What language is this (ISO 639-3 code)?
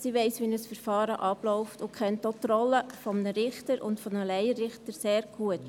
gsw